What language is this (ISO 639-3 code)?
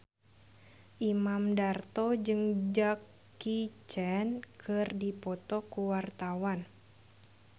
sun